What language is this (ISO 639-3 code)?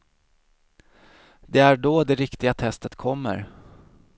swe